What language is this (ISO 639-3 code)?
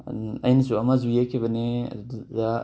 mni